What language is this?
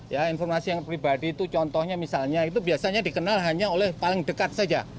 Indonesian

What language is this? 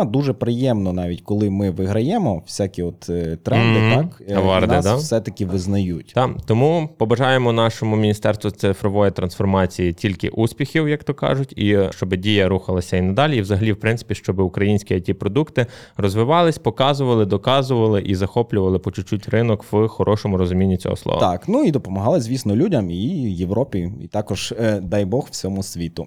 Ukrainian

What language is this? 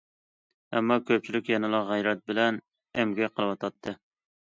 Uyghur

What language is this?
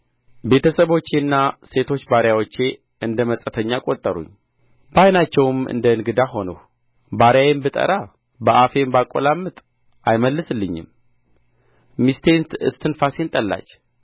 Amharic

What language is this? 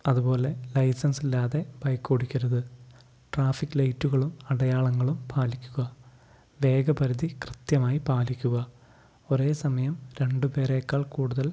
Malayalam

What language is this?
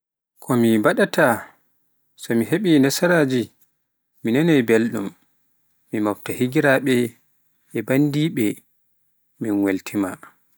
Pular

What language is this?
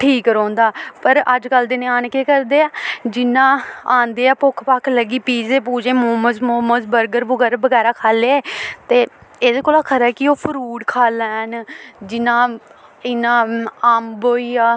Dogri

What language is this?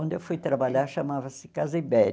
Portuguese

